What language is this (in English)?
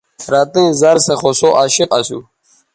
Bateri